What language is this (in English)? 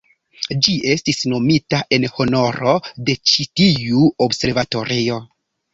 Esperanto